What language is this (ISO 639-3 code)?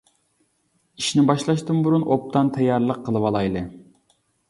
uig